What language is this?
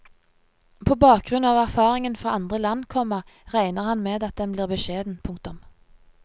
Norwegian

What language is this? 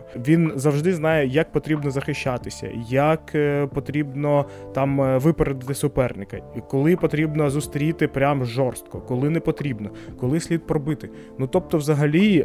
Ukrainian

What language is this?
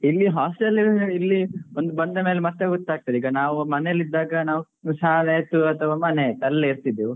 Kannada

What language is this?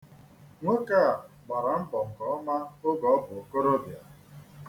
Igbo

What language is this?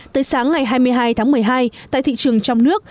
Vietnamese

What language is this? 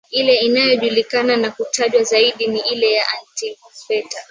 Swahili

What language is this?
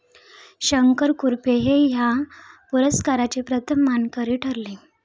Marathi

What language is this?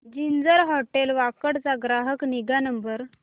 Marathi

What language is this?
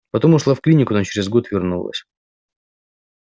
Russian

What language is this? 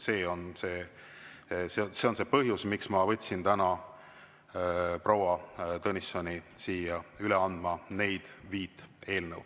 Estonian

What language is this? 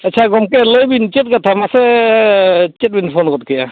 Santali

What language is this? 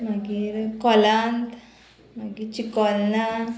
Konkani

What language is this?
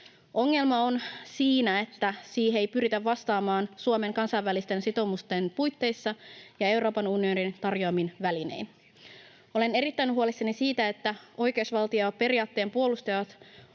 Finnish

